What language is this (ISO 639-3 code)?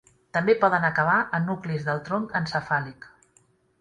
cat